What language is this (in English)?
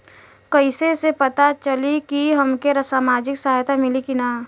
Bhojpuri